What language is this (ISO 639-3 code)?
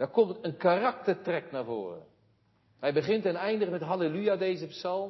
nld